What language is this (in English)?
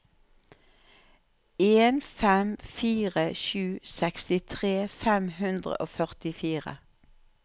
Norwegian